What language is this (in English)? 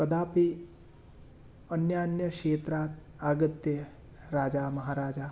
Sanskrit